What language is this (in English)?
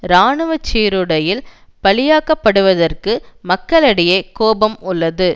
Tamil